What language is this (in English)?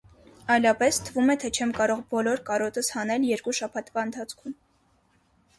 Armenian